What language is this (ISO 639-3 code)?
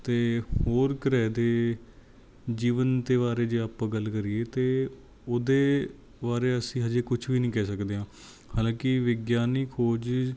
pan